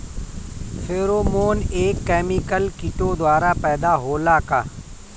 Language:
Bhojpuri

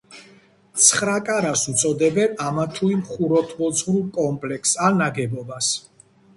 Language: Georgian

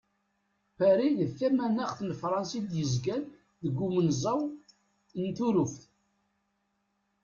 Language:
Kabyle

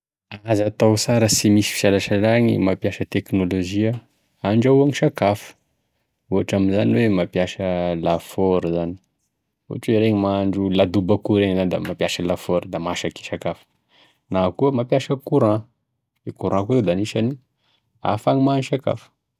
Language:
Tesaka Malagasy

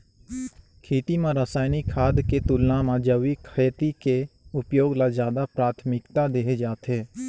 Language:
Chhattisgarhi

